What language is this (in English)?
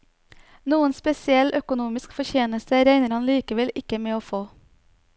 Norwegian